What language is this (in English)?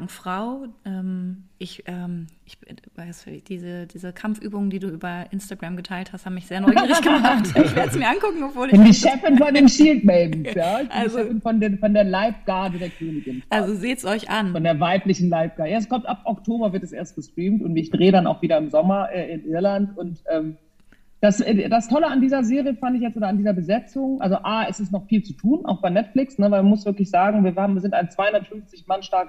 German